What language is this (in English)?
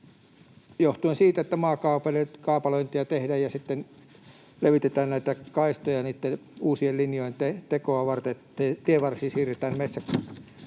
Finnish